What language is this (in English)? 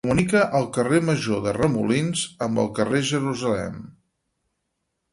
Catalan